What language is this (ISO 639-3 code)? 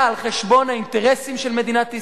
heb